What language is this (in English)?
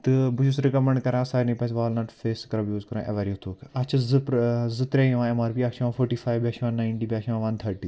Kashmiri